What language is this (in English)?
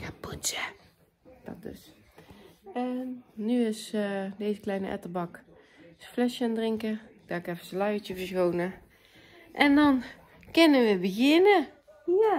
Dutch